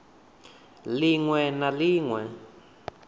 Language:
Venda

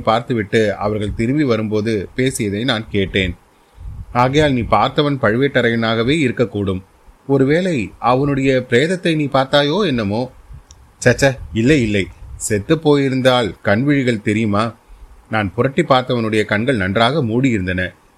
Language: Tamil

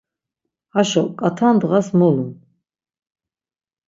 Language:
Laz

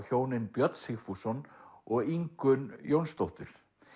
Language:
Icelandic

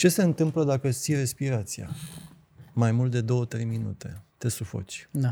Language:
Romanian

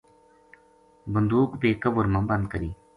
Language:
Gujari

